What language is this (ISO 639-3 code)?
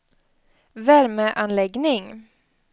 swe